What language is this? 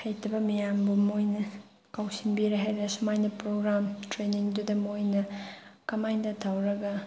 Manipuri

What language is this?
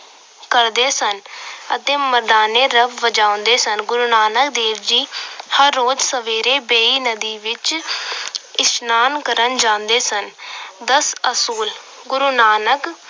Punjabi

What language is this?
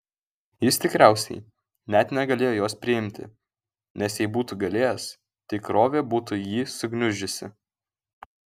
Lithuanian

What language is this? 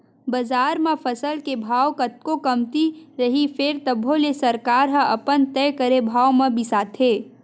Chhattisgarhi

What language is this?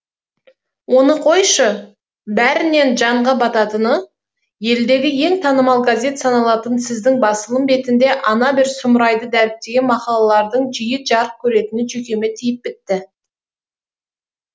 Kazakh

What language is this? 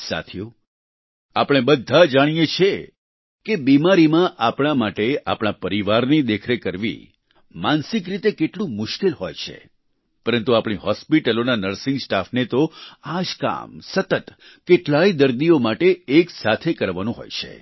Gujarati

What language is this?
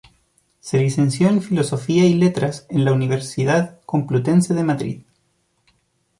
Spanish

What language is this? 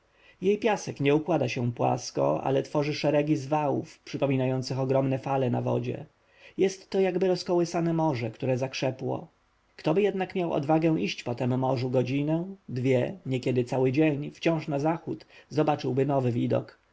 Polish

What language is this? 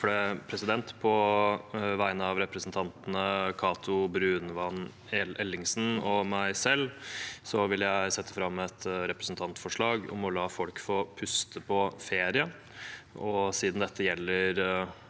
Norwegian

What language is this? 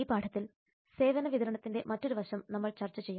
Malayalam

